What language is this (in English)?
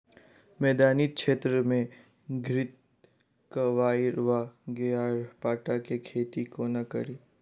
Maithili